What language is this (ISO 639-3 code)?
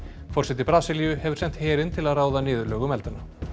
isl